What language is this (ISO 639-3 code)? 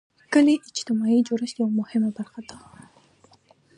pus